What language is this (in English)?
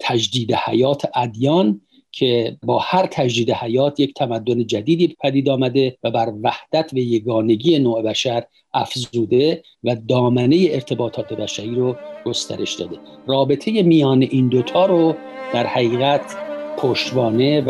Persian